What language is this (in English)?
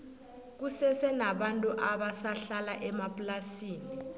South Ndebele